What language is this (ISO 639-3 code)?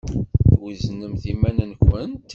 kab